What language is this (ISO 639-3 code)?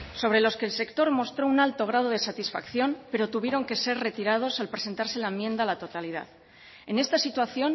spa